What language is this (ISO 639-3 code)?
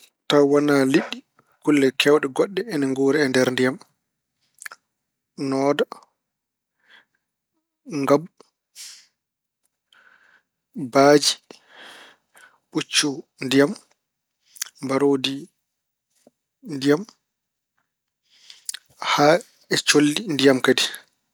ful